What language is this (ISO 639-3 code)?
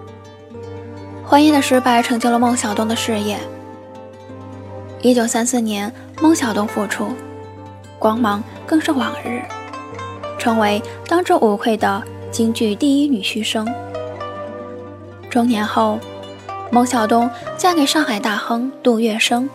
zho